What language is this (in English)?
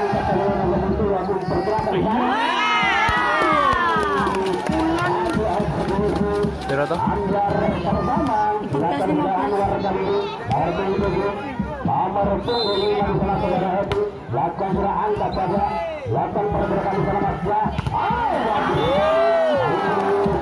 Indonesian